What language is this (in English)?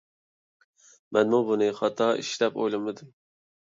Uyghur